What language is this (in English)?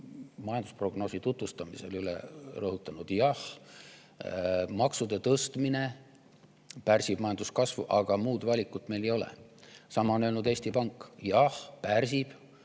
Estonian